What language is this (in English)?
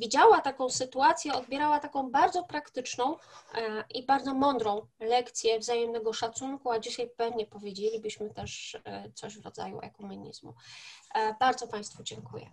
Polish